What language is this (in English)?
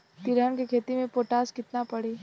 Bhojpuri